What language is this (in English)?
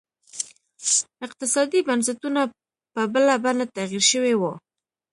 Pashto